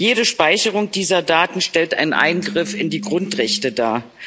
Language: German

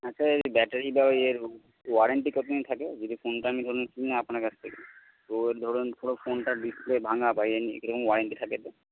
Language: Bangla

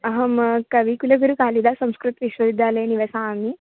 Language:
Sanskrit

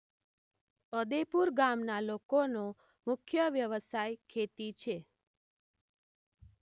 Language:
Gujarati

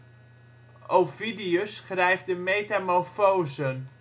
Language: Dutch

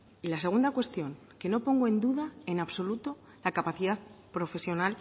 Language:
Spanish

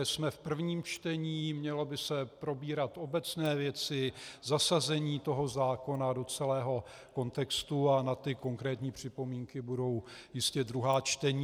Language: Czech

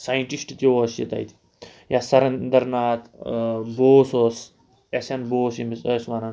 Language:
Kashmiri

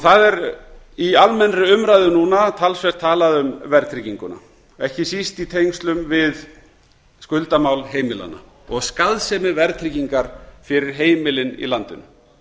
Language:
Icelandic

